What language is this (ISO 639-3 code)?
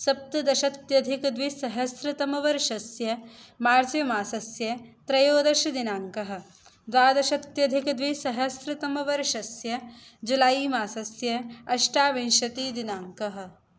san